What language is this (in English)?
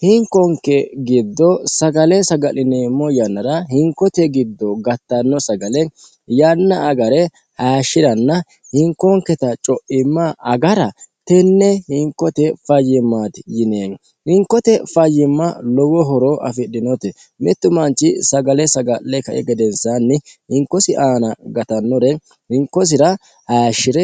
Sidamo